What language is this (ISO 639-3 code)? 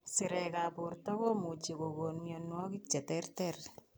kln